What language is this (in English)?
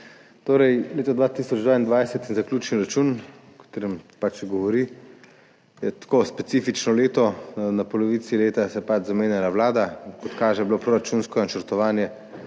Slovenian